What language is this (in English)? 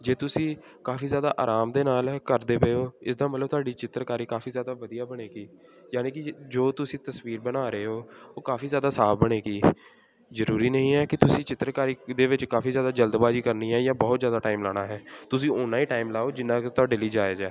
Punjabi